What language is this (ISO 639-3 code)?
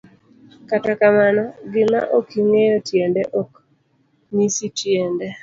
luo